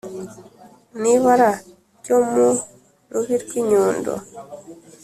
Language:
Kinyarwanda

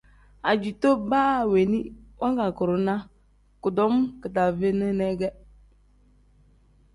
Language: Tem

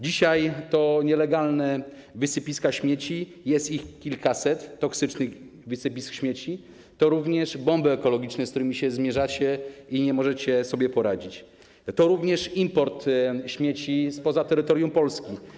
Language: Polish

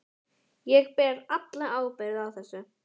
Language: Icelandic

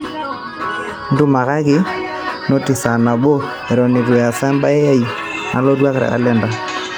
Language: Masai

